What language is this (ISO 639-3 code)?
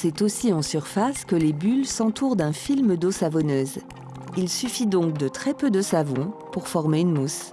fra